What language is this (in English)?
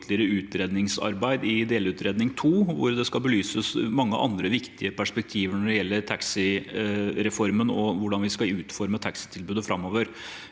Norwegian